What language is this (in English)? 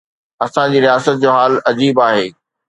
Sindhi